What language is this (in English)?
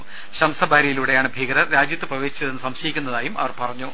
Malayalam